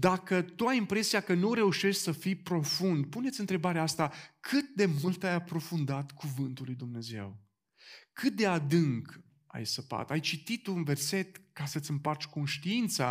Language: Romanian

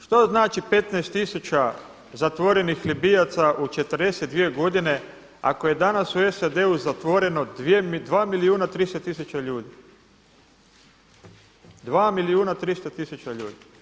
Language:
Croatian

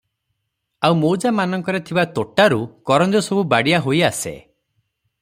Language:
Odia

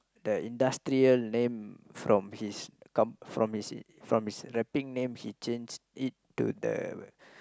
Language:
English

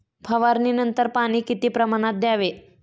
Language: Marathi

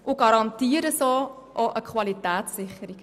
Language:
Swiss German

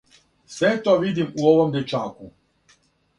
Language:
Serbian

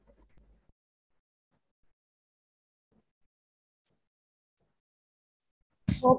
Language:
Tamil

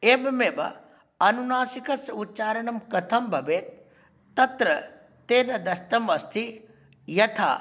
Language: Sanskrit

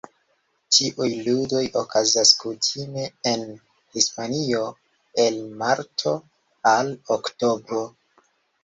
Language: Esperanto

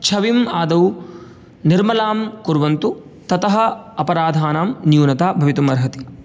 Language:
Sanskrit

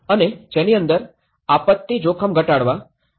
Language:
Gujarati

